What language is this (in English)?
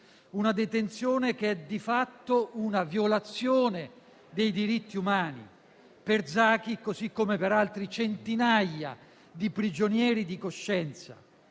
Italian